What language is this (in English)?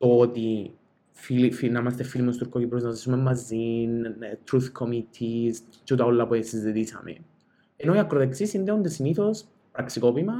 Greek